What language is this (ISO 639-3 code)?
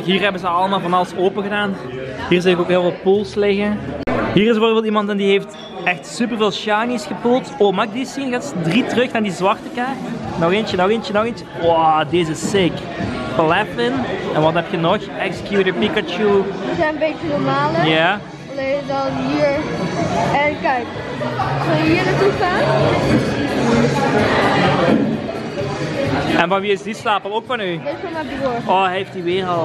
nld